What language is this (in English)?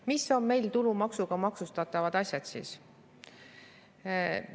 Estonian